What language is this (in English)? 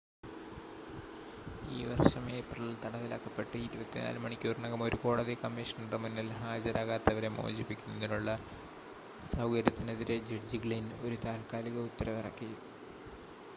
Malayalam